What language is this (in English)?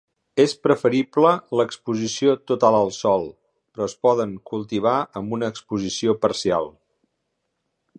Catalan